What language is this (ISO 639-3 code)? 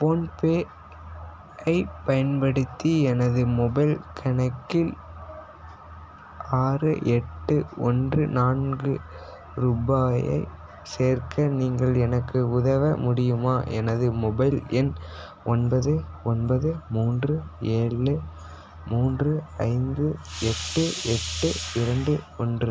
tam